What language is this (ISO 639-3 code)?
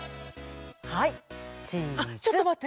jpn